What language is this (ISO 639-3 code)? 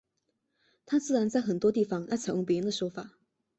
zho